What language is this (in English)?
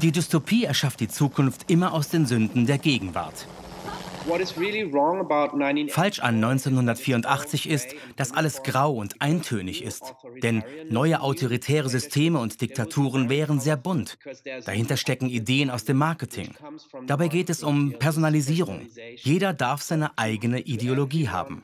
German